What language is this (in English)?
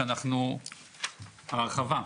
Hebrew